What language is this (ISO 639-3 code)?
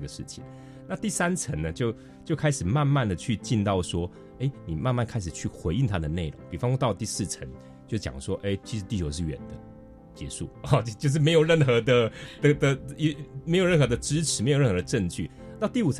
zho